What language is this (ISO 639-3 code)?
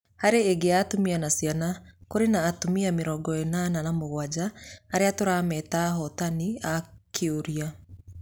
kik